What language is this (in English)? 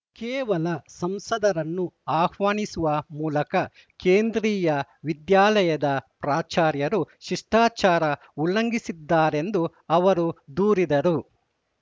Kannada